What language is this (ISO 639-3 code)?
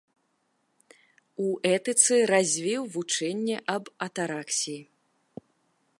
bel